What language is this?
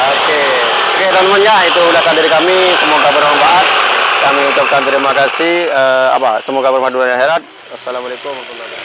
Indonesian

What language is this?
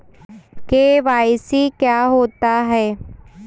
Hindi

